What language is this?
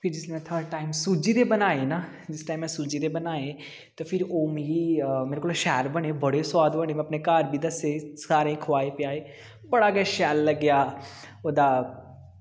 Dogri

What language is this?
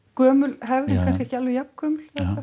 Icelandic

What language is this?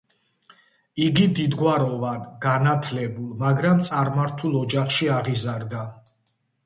Georgian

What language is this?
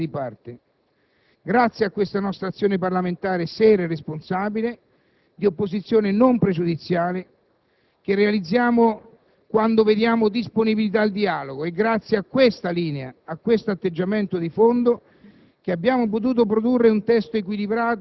Italian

